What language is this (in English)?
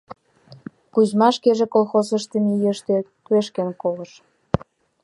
Mari